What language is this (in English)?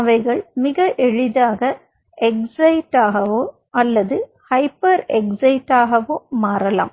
Tamil